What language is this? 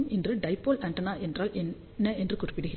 Tamil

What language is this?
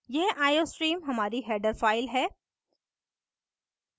Hindi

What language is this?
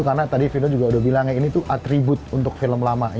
Indonesian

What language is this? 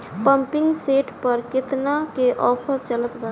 Bhojpuri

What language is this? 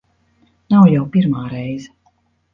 Latvian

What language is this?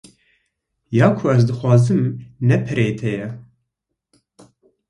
Kurdish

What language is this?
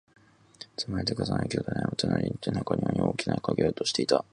Japanese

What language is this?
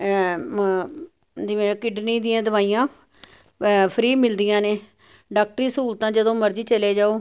Punjabi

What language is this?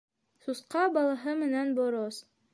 Bashkir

